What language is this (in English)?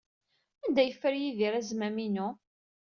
Kabyle